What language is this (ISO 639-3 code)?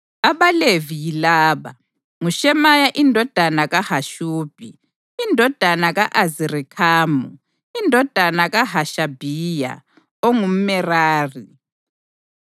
nde